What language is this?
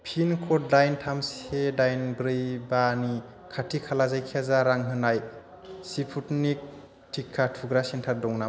Bodo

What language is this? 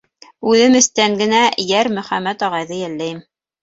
Bashkir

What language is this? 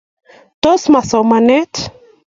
Kalenjin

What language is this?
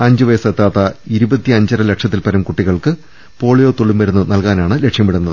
Malayalam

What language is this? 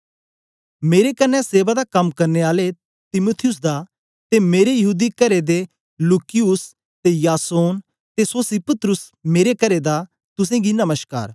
Dogri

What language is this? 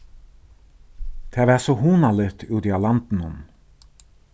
Faroese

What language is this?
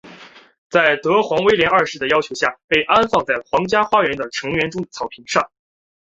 Chinese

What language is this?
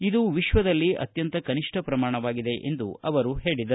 Kannada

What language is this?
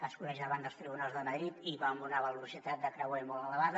Catalan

